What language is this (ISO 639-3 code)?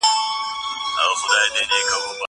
pus